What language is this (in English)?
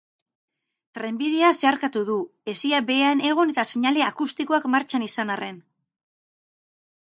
Basque